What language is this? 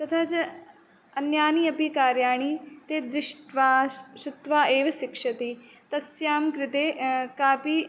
Sanskrit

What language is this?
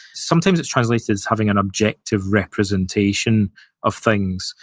English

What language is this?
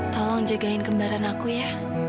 Indonesian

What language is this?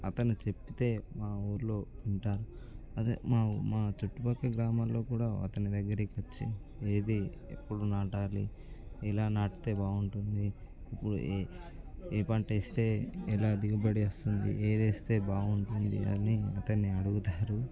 Telugu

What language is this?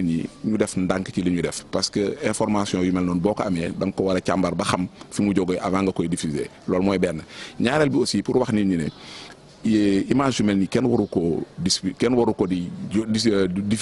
French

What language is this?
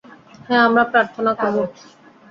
Bangla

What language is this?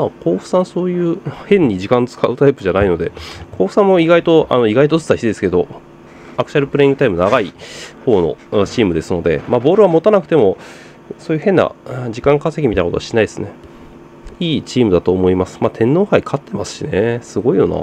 Japanese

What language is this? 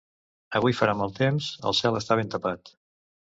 Catalan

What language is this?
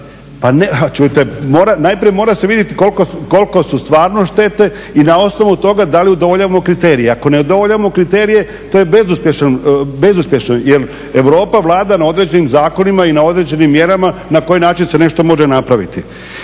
Croatian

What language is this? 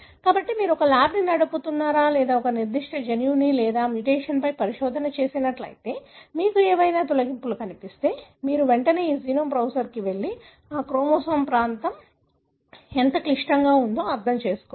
Telugu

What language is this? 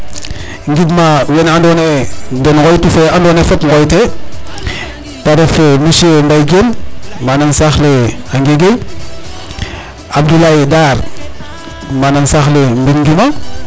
Serer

